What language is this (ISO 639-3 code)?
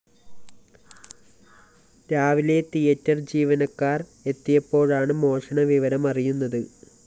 mal